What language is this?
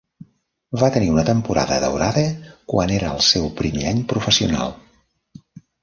Catalan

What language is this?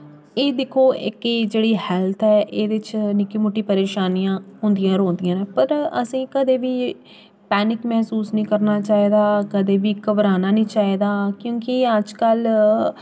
Dogri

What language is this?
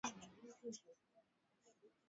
Swahili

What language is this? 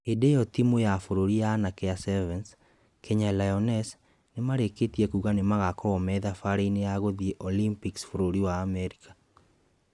Kikuyu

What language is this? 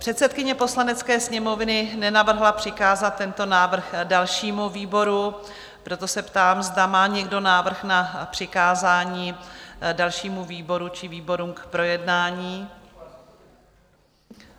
Czech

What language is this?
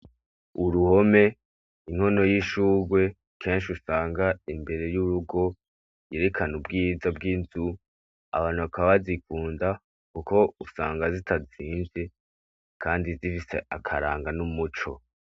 Rundi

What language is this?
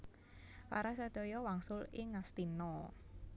Javanese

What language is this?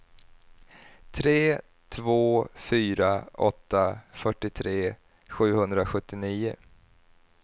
Swedish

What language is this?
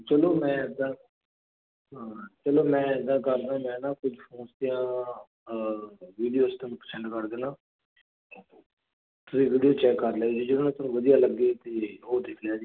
Punjabi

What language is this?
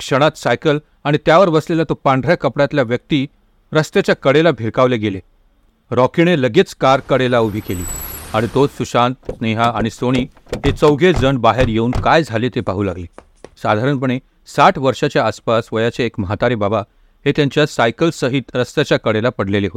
Hindi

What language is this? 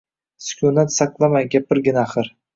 Uzbek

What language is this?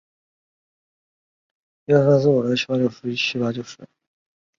Chinese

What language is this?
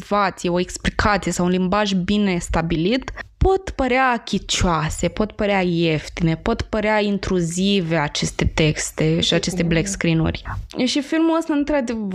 Romanian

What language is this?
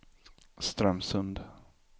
Swedish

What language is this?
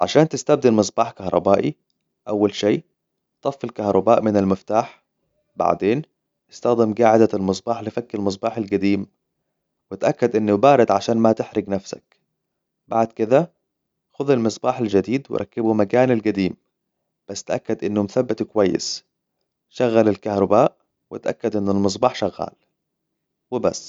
Hijazi Arabic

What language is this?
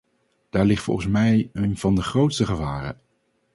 Dutch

